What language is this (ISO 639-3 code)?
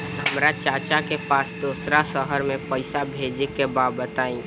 bho